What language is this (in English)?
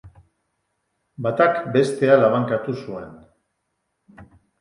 Basque